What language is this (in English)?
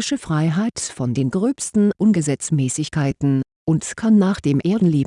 German